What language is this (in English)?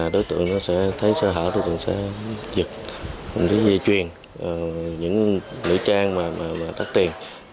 Vietnamese